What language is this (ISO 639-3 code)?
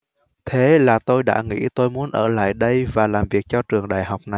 vie